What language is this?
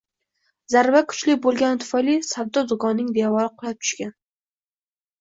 Uzbek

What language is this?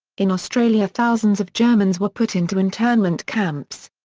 English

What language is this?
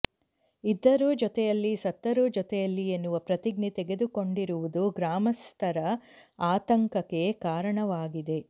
Kannada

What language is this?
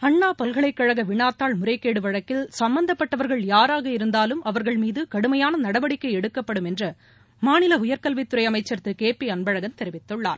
Tamil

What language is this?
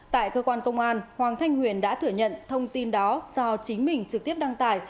Vietnamese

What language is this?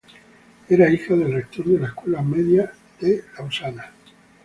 Spanish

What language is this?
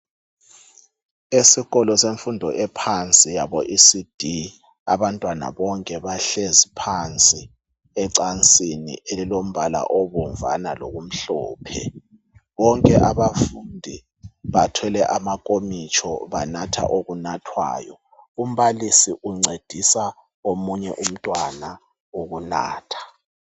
North Ndebele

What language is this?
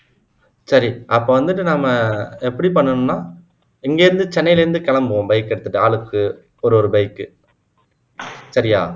Tamil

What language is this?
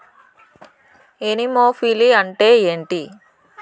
Telugu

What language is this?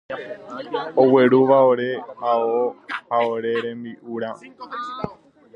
Guarani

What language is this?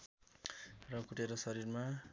Nepali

